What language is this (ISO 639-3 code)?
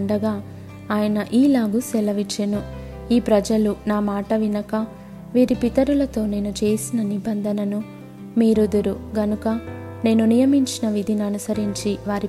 tel